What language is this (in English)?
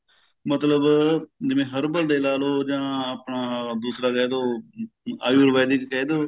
Punjabi